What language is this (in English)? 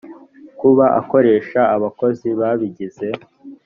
Kinyarwanda